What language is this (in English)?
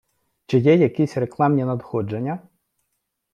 Ukrainian